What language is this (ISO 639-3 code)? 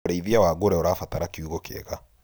kik